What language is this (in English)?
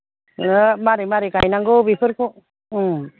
Bodo